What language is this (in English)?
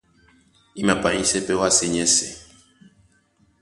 Duala